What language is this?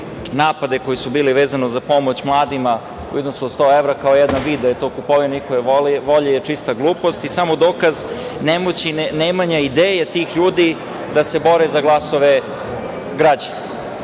Serbian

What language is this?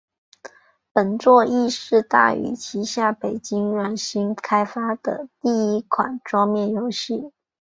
Chinese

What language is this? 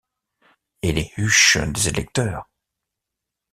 French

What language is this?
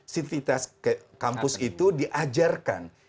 Indonesian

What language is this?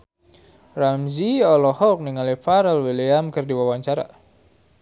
Sundanese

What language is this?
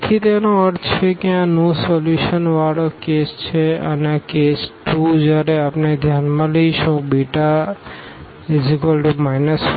Gujarati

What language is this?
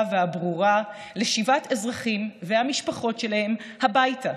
Hebrew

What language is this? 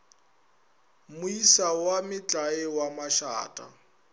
Northern Sotho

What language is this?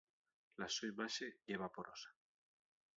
Asturian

